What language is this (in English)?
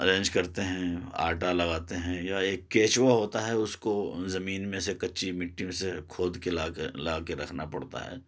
Urdu